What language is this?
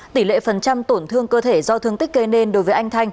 Vietnamese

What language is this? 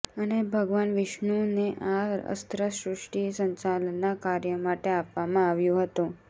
Gujarati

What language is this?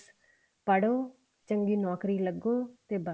Punjabi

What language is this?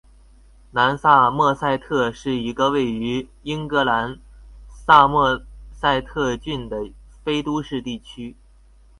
Chinese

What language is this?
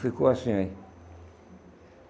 Portuguese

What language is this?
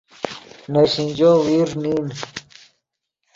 Yidgha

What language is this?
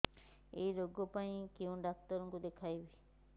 Odia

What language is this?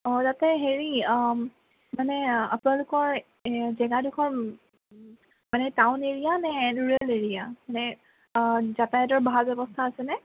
Assamese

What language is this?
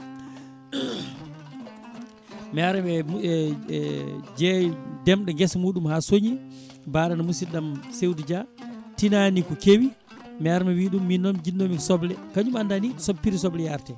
Fula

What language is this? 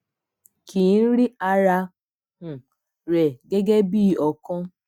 Yoruba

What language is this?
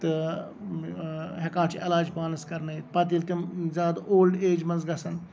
Kashmiri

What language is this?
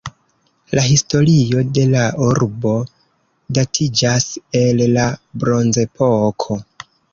Esperanto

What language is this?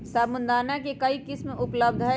Magahi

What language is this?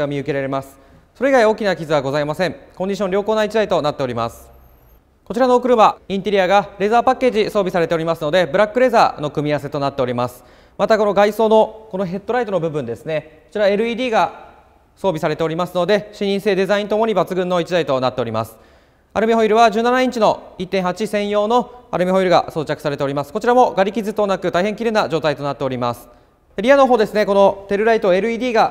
Japanese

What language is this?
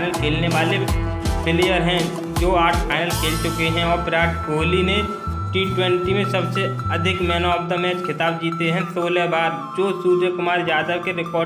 Hindi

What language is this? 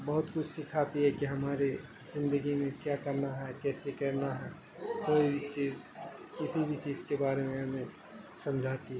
Urdu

